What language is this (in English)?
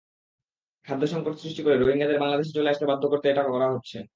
Bangla